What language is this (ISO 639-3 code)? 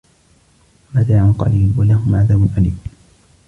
ara